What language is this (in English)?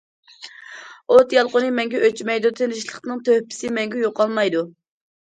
Uyghur